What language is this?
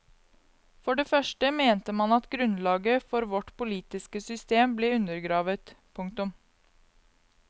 Norwegian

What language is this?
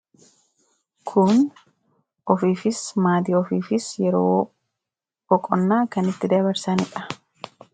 Oromo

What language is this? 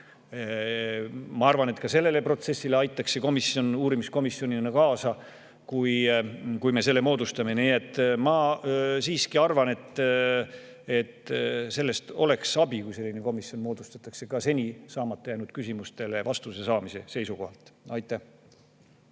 Estonian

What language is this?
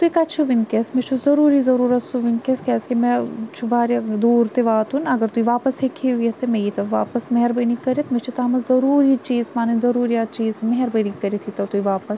Kashmiri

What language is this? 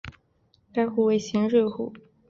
Chinese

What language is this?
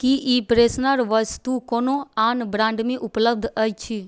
Maithili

